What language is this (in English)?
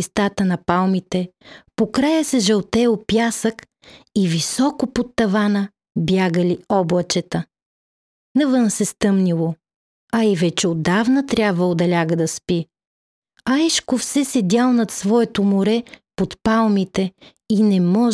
Bulgarian